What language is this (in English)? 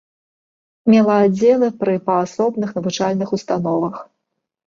Belarusian